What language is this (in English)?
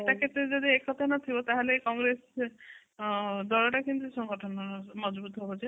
Odia